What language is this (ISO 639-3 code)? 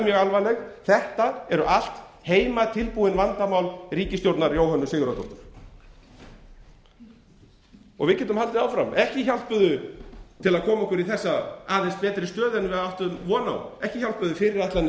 isl